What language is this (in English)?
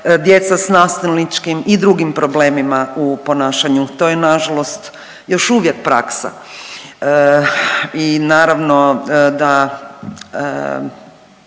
Croatian